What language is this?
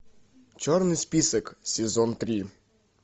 Russian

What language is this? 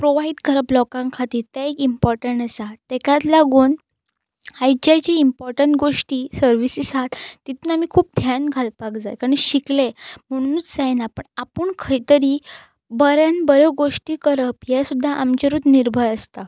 Konkani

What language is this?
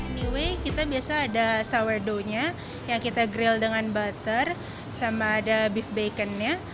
Indonesian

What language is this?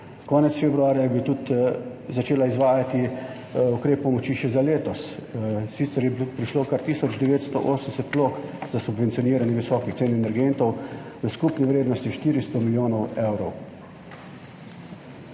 Slovenian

